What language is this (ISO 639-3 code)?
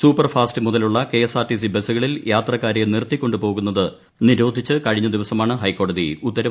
mal